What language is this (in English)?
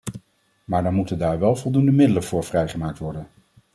Dutch